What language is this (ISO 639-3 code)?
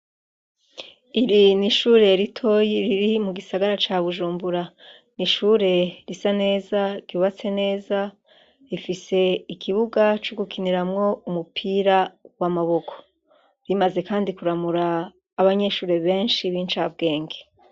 run